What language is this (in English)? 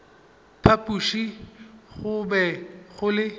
Northern Sotho